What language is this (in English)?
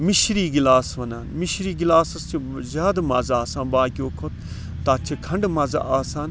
Kashmiri